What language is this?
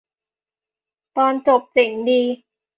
Thai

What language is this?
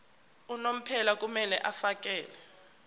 Zulu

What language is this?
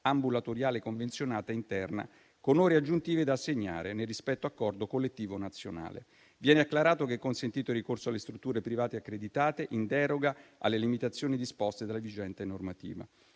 Italian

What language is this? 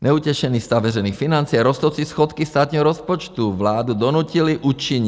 Czech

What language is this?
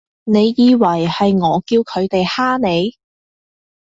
Cantonese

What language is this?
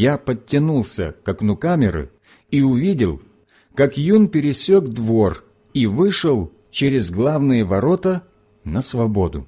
Russian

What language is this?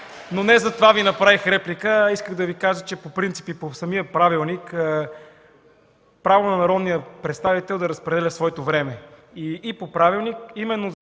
Bulgarian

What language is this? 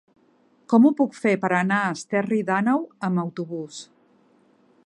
Catalan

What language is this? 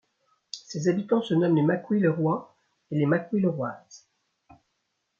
French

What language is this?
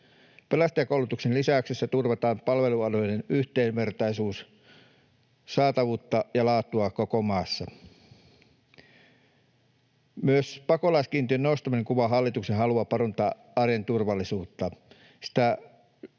Finnish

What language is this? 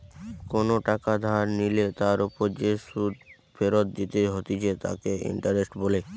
Bangla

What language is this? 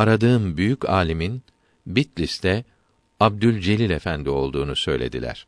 Turkish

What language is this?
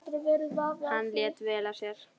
Icelandic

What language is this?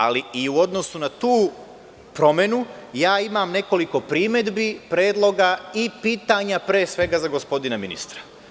Serbian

